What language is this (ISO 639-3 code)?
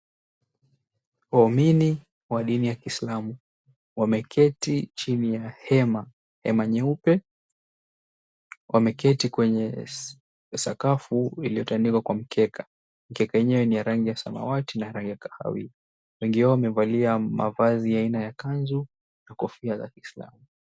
swa